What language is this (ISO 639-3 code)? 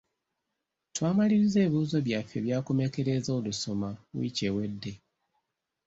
lug